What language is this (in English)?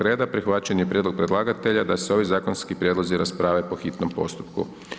Croatian